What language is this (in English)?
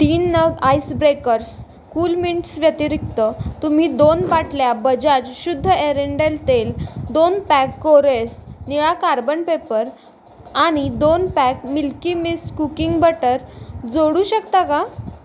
Marathi